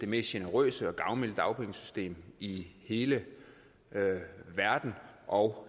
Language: Danish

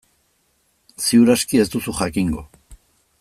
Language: Basque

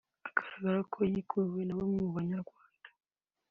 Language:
Kinyarwanda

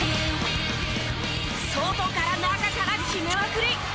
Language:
Japanese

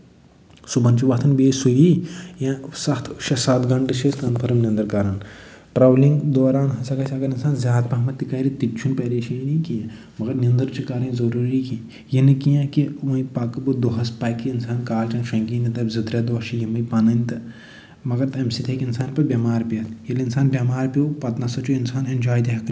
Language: Kashmiri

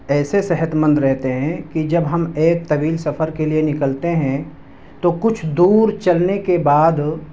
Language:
Urdu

